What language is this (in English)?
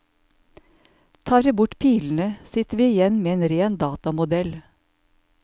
Norwegian